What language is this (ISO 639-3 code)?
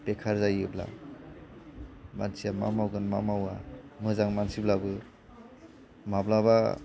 brx